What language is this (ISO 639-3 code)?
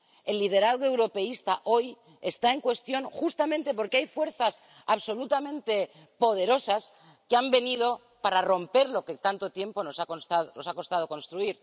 spa